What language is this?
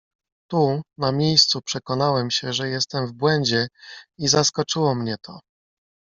Polish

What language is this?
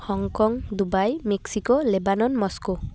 Santali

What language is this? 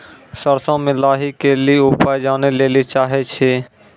Maithili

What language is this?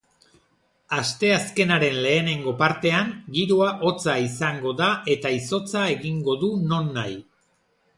Basque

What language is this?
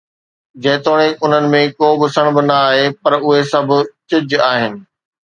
Sindhi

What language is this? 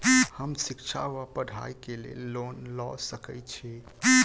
Maithili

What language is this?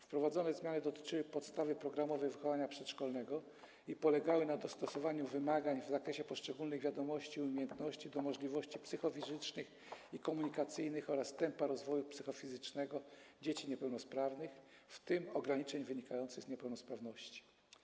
Polish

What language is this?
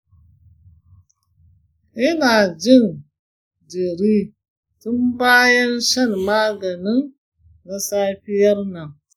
Hausa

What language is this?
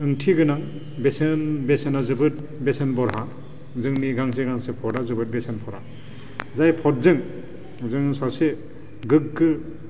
Bodo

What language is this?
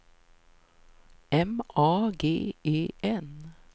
Swedish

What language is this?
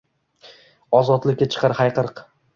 Uzbek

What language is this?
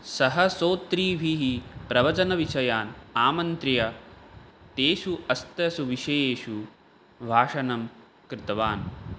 Sanskrit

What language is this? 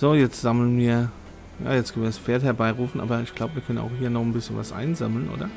German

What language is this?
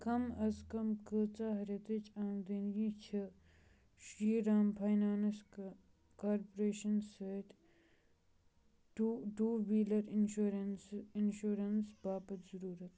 Kashmiri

